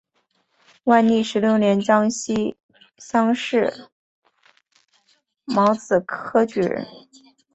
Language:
Chinese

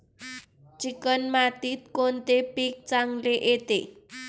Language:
Marathi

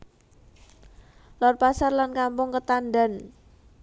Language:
Javanese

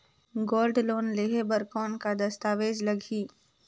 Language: Chhattisgarhi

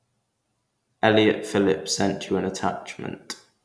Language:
English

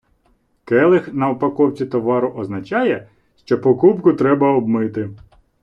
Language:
Ukrainian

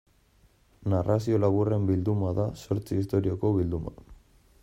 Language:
Basque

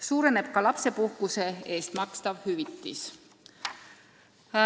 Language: Estonian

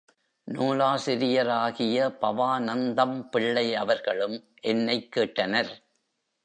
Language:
Tamil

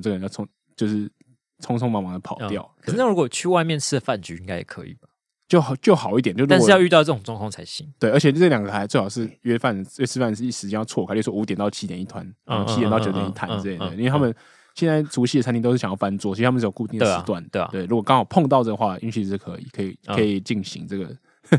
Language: Chinese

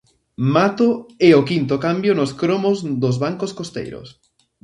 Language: Galician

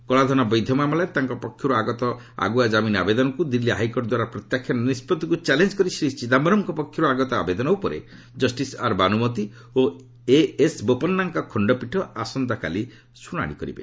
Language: Odia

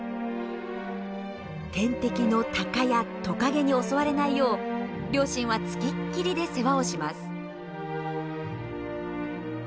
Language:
Japanese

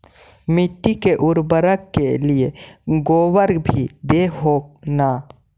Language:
Magahi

